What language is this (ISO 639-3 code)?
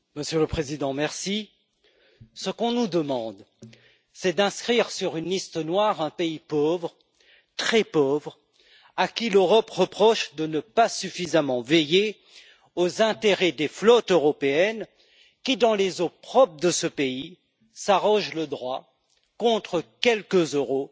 fra